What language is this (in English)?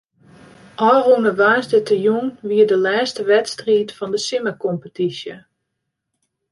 Western Frisian